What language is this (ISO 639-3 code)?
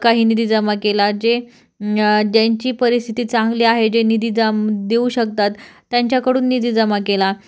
mar